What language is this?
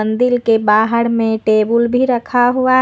Hindi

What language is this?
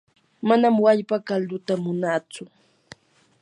Yanahuanca Pasco Quechua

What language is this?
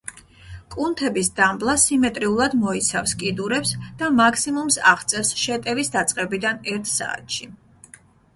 Georgian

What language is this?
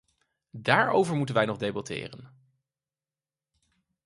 Dutch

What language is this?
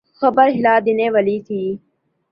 Urdu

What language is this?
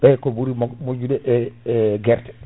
Fula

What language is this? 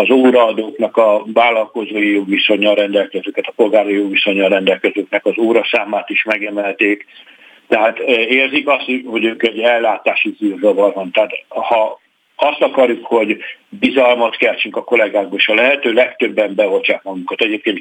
Hungarian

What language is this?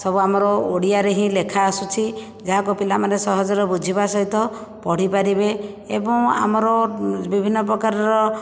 Odia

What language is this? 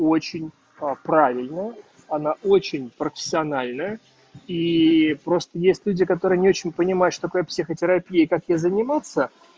Russian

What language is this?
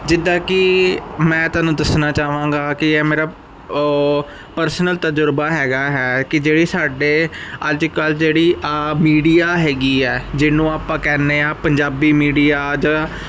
Punjabi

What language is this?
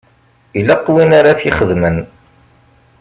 Kabyle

